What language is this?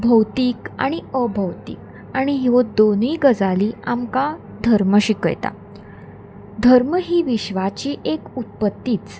Konkani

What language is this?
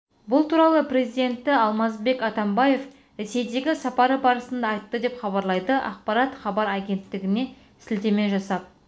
Kazakh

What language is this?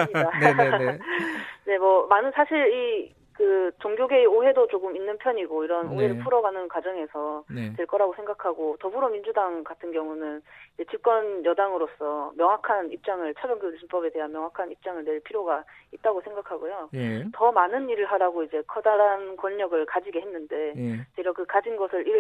Korean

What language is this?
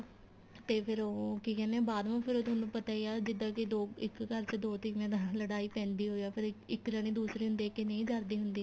Punjabi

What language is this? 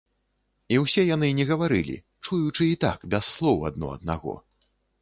Belarusian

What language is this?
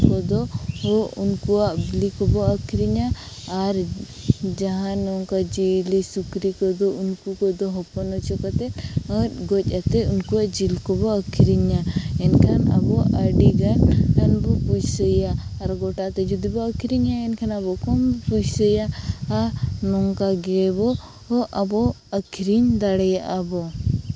Santali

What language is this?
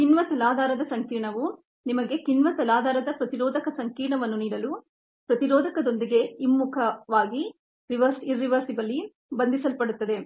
Kannada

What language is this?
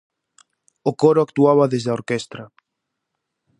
Galician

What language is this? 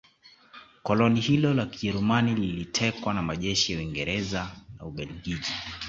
Swahili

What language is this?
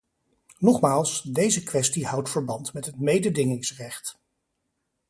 Dutch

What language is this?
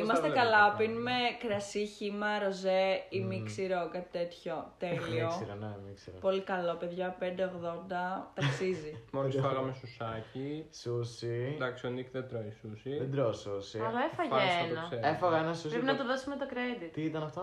Greek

